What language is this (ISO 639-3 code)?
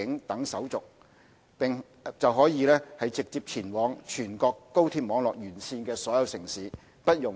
yue